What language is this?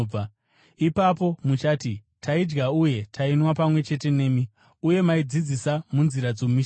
Shona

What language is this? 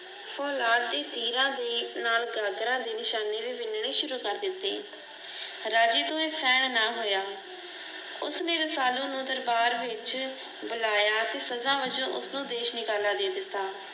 Punjabi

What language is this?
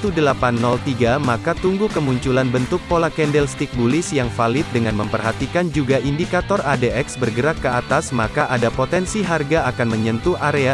Indonesian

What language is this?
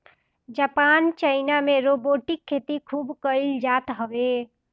Bhojpuri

